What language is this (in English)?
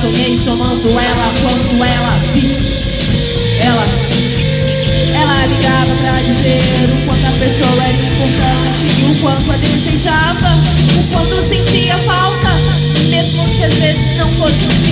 Spanish